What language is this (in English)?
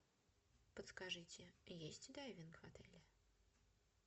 Russian